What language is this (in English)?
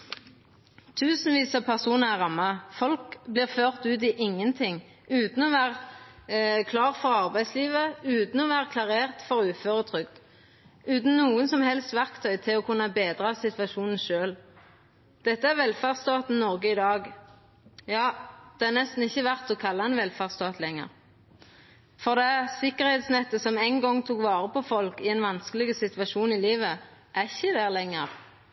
Norwegian Nynorsk